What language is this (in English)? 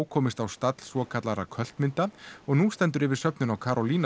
Icelandic